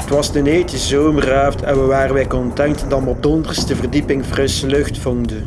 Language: Dutch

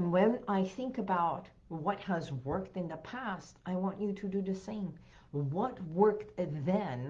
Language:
English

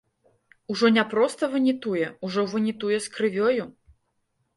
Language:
Belarusian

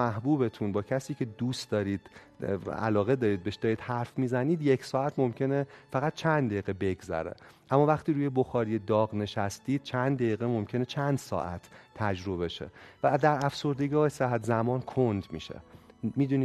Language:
Persian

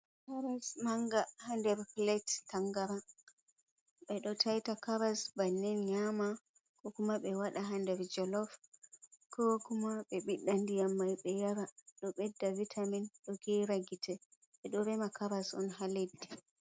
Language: Fula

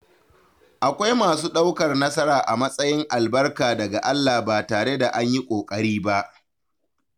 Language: Hausa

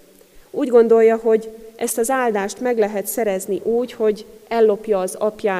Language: Hungarian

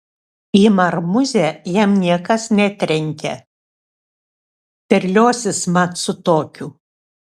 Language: Lithuanian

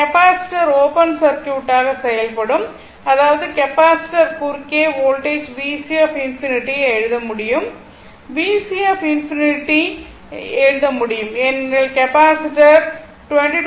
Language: Tamil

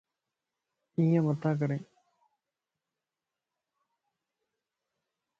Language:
Lasi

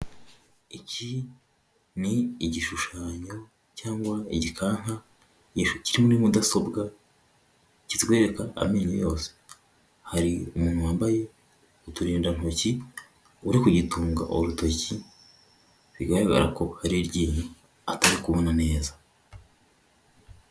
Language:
Kinyarwanda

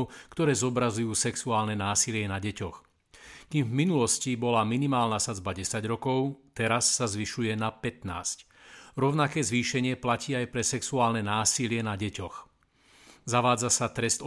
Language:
Slovak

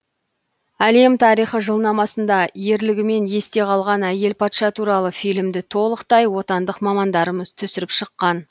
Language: Kazakh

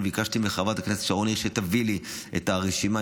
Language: Hebrew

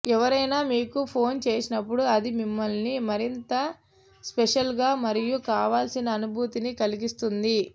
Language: Telugu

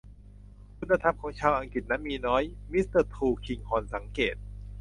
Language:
Thai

